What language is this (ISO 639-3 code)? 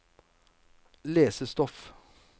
nor